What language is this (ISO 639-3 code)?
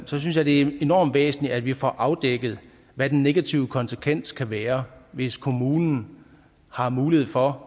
dan